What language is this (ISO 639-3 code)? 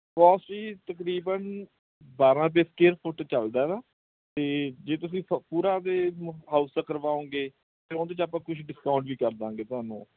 pan